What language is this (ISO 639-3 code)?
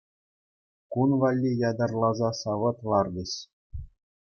chv